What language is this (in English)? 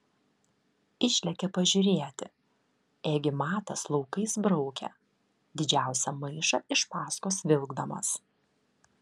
Lithuanian